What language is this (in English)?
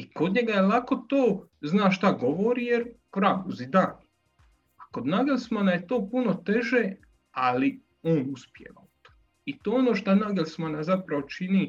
Croatian